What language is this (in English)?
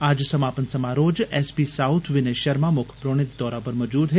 Dogri